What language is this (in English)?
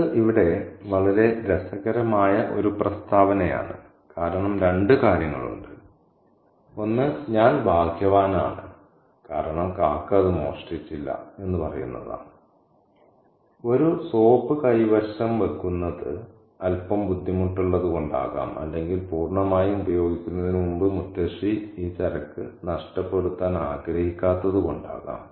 Malayalam